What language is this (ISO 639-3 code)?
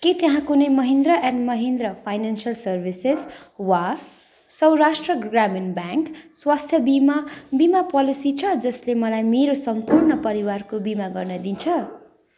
nep